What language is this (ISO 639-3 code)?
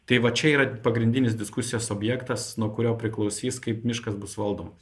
lit